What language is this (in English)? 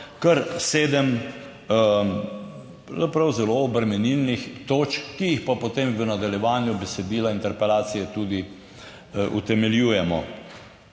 Slovenian